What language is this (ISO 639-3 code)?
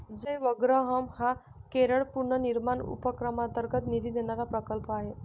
mar